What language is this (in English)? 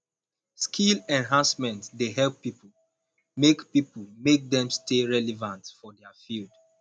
Nigerian Pidgin